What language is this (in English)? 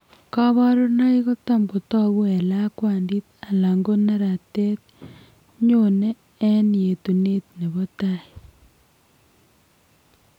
Kalenjin